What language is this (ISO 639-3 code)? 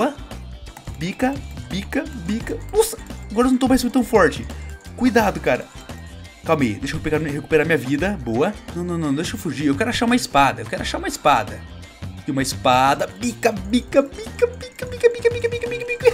por